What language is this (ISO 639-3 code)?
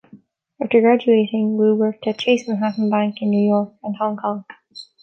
eng